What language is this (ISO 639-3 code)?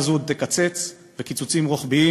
heb